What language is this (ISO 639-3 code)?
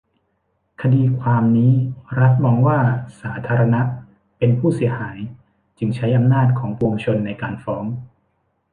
tha